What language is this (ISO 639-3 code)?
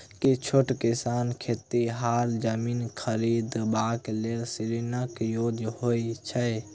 mai